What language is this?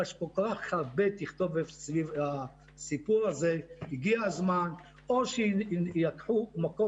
Hebrew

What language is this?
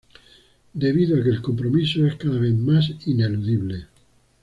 Spanish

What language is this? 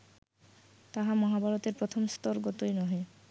Bangla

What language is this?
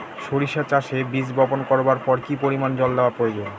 Bangla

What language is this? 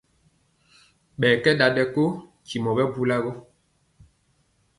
Mpiemo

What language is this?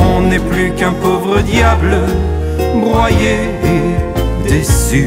French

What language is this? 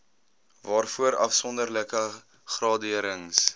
Afrikaans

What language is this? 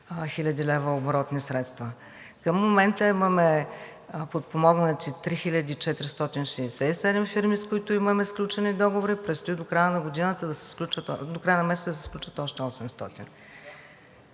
Bulgarian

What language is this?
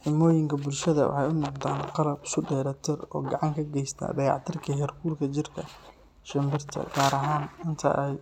Somali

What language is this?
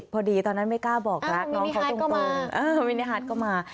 Thai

